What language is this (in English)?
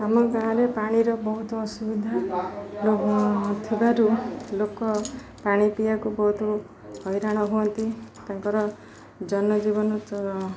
Odia